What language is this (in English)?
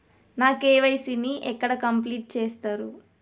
Telugu